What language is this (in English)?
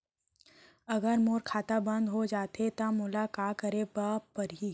Chhattisgarhi